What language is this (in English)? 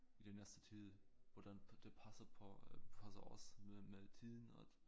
Danish